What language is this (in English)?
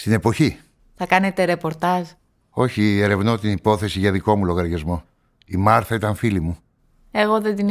Greek